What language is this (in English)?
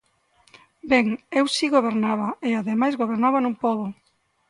Galician